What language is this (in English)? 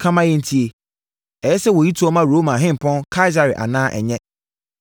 Akan